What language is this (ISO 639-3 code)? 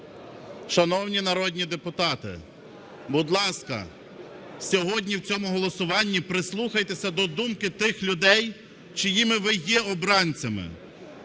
ukr